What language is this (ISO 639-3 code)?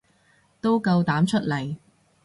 yue